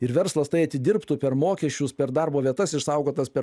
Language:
Lithuanian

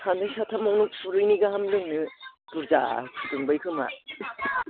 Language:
Bodo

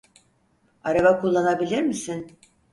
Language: Turkish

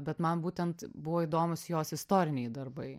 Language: Lithuanian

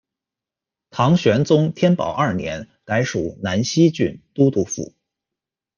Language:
Chinese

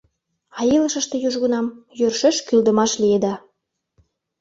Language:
Mari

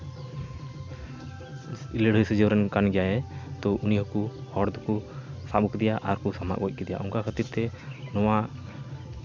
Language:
Santali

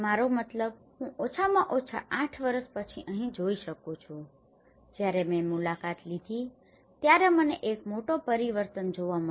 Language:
Gujarati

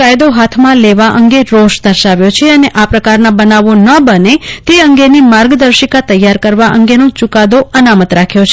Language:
Gujarati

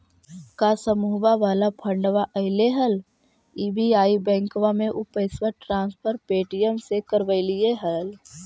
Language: Magahi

